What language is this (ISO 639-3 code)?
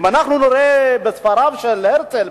heb